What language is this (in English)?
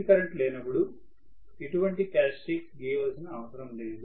Telugu